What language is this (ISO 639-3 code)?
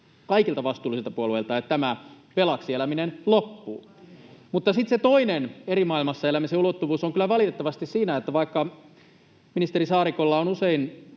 fin